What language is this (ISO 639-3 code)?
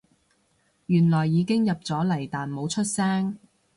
yue